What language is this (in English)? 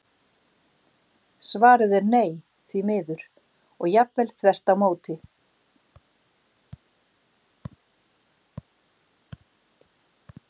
Icelandic